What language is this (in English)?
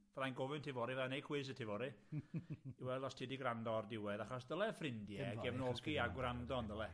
Welsh